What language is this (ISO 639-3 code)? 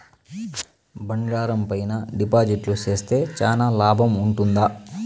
tel